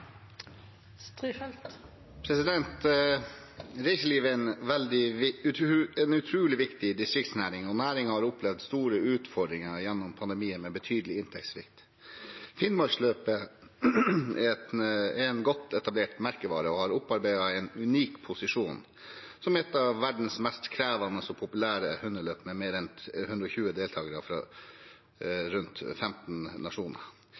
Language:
Norwegian Bokmål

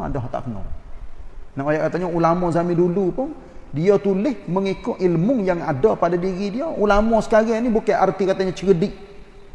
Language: Malay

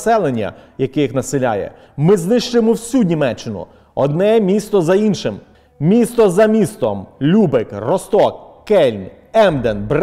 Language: Ukrainian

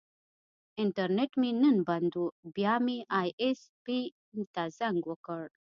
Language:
Pashto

